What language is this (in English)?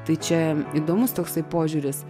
Lithuanian